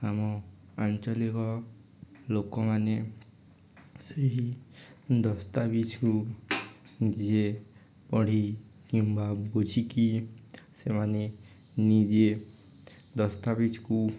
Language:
Odia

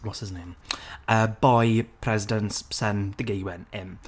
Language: Welsh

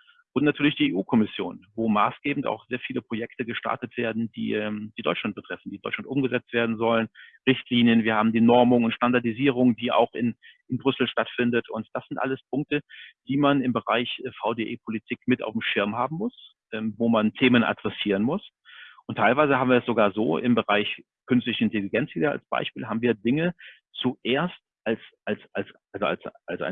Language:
German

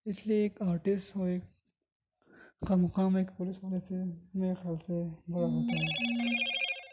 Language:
Urdu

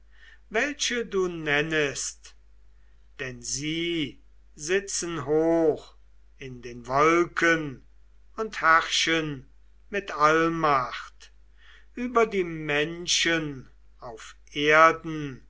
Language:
German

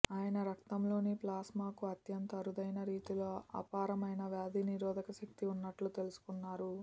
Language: Telugu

